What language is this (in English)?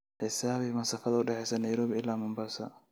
Somali